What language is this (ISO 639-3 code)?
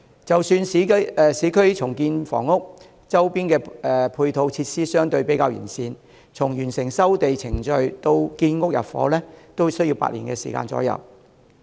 yue